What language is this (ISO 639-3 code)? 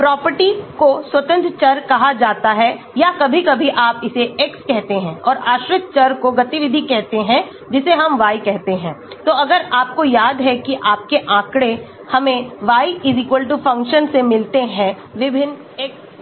hin